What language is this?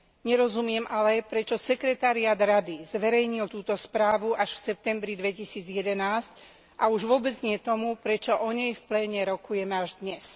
Slovak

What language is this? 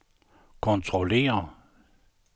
Danish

